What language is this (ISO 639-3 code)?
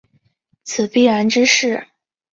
zho